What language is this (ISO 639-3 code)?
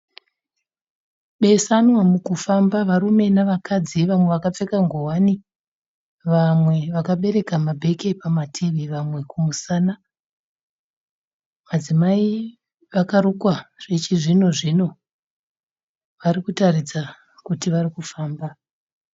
sna